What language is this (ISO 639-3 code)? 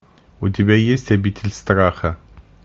rus